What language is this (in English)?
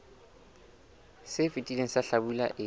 Southern Sotho